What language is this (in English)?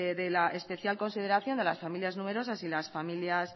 Spanish